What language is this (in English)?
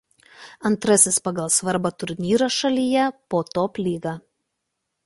Lithuanian